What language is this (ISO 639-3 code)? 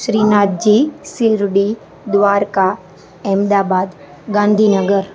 guj